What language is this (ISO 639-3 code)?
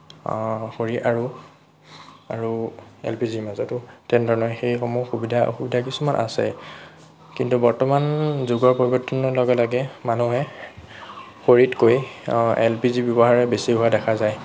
asm